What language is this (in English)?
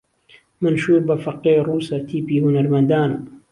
Central Kurdish